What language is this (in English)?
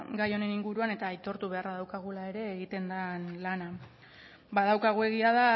Basque